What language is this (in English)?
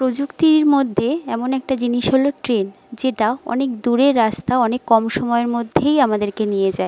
Bangla